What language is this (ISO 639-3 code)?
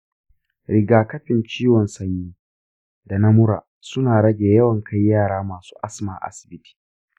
hau